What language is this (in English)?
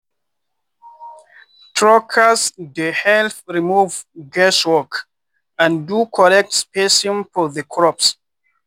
Nigerian Pidgin